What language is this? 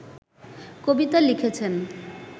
Bangla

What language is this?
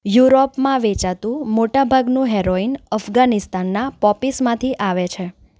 Gujarati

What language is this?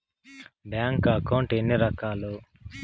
Telugu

